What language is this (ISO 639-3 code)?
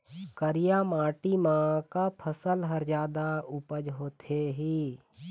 hne